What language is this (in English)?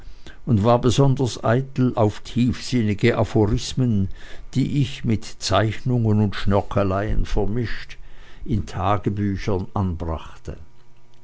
German